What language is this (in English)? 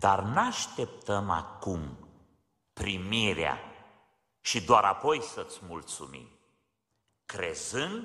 Romanian